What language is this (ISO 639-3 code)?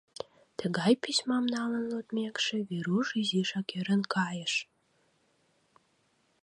chm